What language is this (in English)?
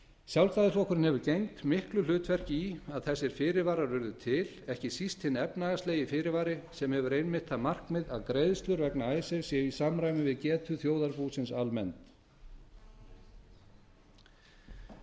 Icelandic